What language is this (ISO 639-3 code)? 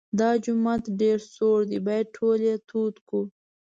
pus